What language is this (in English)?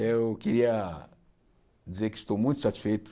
Portuguese